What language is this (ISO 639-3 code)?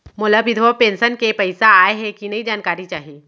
hne